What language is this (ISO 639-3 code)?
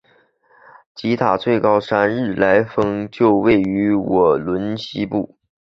zho